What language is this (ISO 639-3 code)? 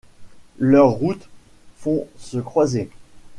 fra